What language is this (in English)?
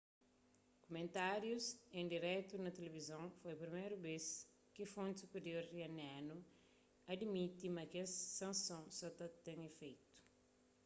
Kabuverdianu